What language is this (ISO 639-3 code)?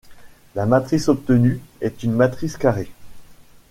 fra